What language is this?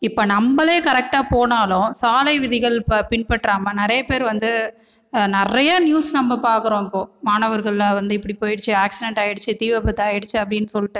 Tamil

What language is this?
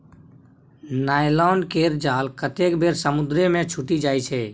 Maithili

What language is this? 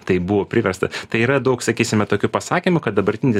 Lithuanian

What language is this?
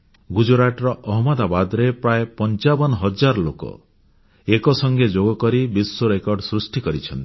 Odia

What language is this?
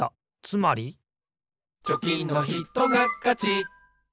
Japanese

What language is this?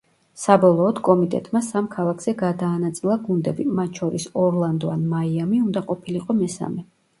Georgian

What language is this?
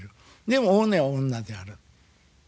Japanese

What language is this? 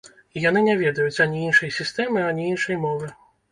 Belarusian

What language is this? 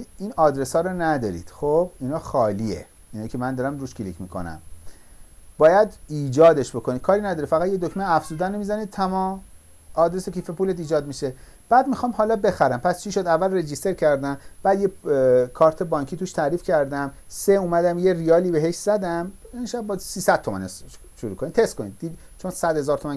Persian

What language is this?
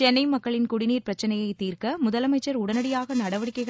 Tamil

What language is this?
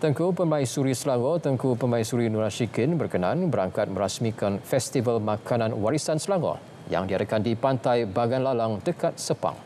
Malay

